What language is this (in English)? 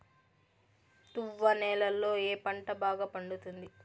Telugu